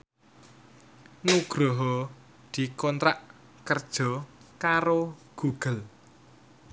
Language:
Javanese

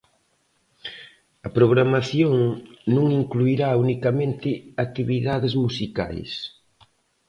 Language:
Galician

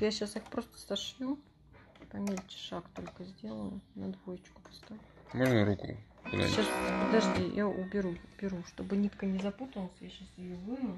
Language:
Russian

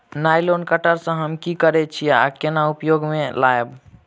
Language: Maithili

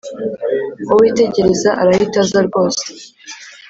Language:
Kinyarwanda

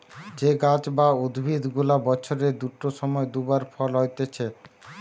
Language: Bangla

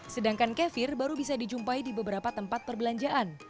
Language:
Indonesian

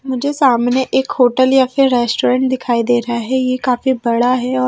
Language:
Hindi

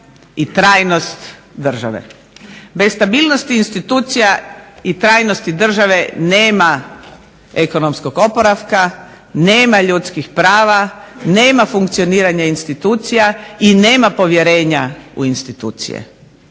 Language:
Croatian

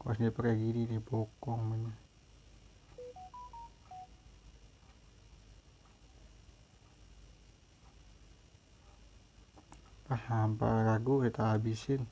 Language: Indonesian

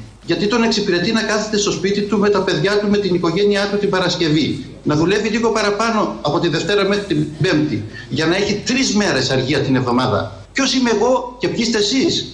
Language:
Greek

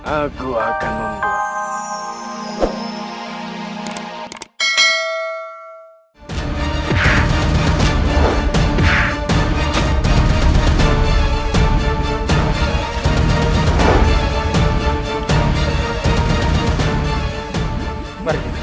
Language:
Indonesian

